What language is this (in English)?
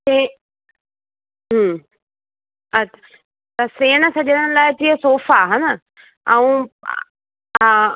Sindhi